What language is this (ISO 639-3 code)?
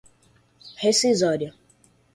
por